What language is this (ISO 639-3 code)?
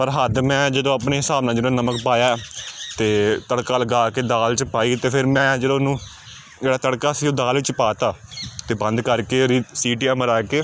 pan